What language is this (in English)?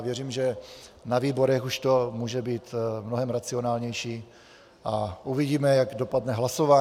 Czech